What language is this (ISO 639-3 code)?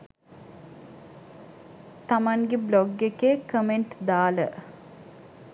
sin